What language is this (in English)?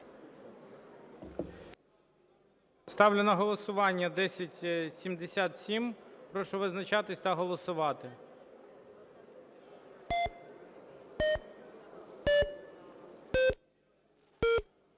Ukrainian